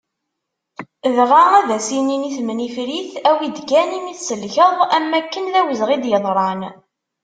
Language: Kabyle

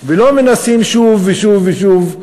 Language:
Hebrew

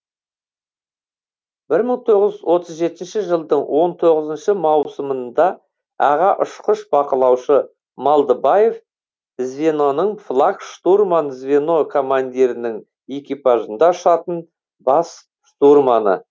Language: Kazakh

